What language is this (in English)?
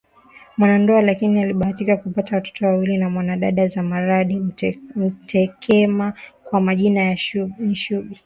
Swahili